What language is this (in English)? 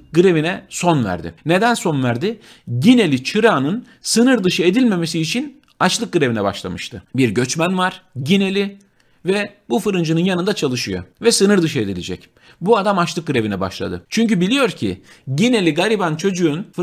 Turkish